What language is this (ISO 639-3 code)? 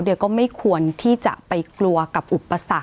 tha